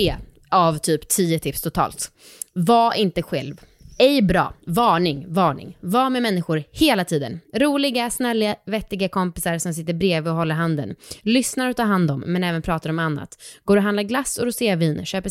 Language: Swedish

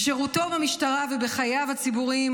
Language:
Hebrew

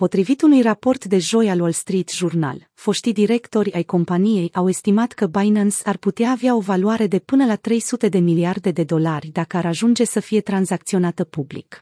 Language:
Romanian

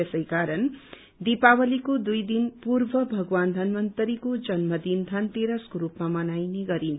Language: Nepali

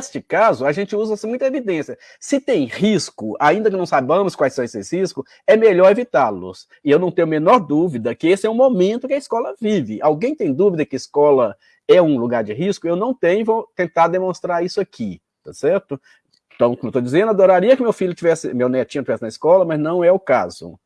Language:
Portuguese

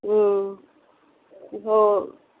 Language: Punjabi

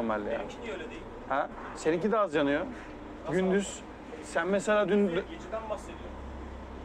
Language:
Turkish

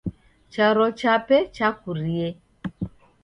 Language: Taita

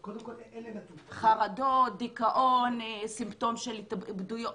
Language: Hebrew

